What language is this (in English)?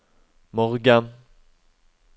Norwegian